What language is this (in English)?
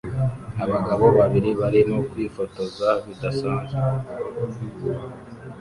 Kinyarwanda